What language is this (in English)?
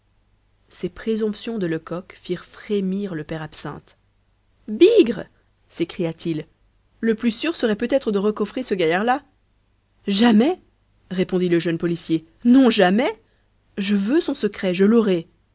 French